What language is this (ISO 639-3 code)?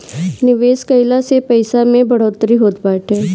bho